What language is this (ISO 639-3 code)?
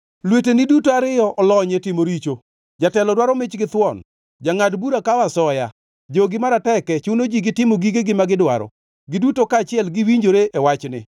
luo